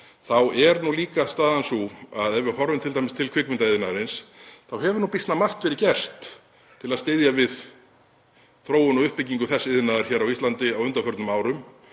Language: Icelandic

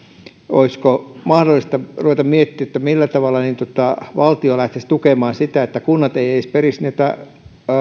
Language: Finnish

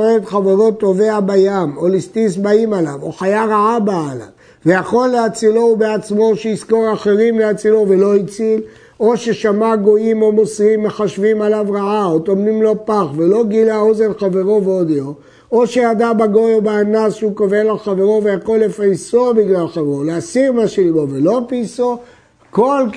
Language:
Hebrew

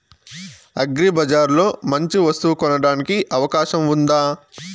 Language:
Telugu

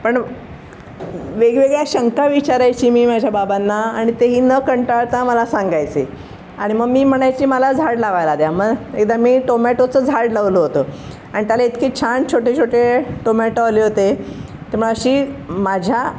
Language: Marathi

